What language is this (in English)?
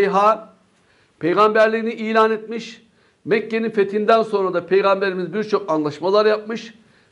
Turkish